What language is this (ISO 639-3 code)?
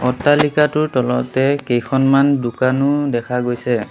asm